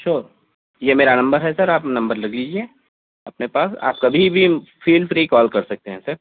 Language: Urdu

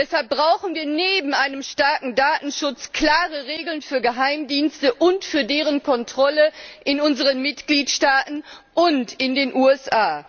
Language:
German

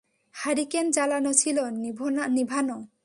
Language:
Bangla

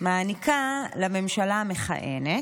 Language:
Hebrew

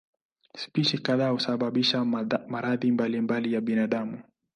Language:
Swahili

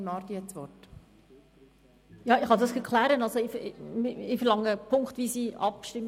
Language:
Swiss German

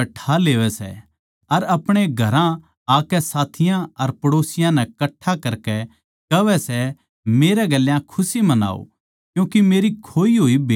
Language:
Haryanvi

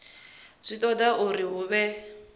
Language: Venda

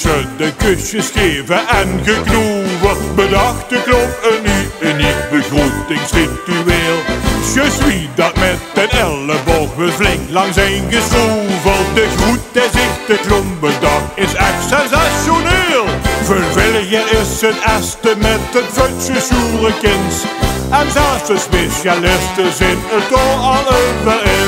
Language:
Dutch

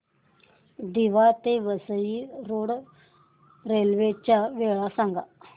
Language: Marathi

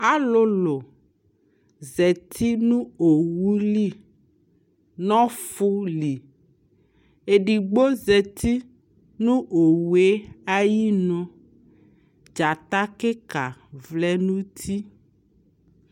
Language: Ikposo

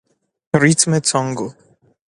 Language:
Persian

